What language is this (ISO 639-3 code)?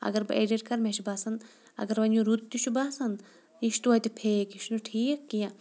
kas